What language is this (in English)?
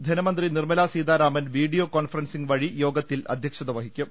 Malayalam